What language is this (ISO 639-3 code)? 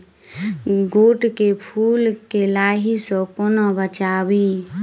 mai